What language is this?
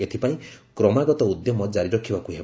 Odia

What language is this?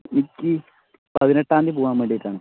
Malayalam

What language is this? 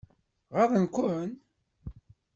Kabyle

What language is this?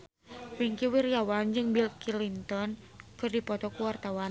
Sundanese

